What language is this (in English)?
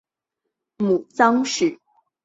Chinese